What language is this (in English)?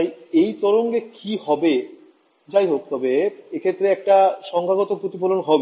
Bangla